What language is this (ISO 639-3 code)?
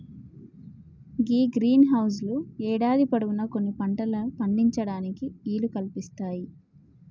tel